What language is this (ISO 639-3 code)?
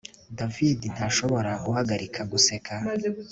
kin